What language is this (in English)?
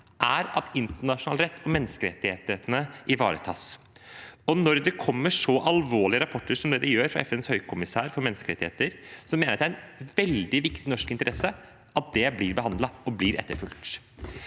Norwegian